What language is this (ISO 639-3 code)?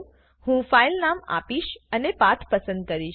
guj